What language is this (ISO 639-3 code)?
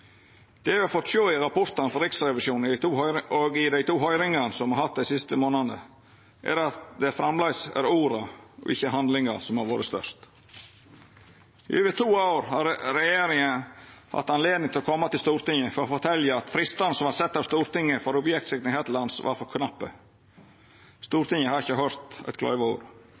nno